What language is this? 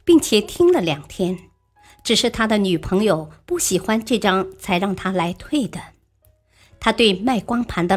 Chinese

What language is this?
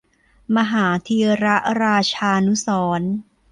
Thai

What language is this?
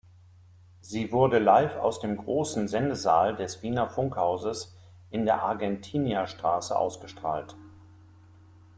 German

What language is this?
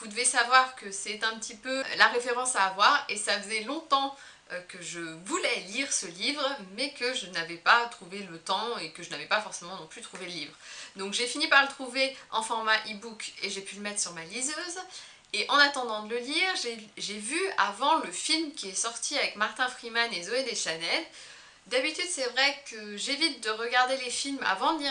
French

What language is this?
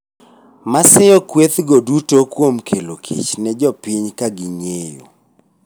Luo (Kenya and Tanzania)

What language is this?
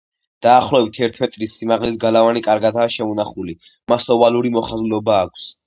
Georgian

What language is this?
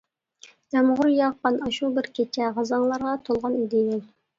Uyghur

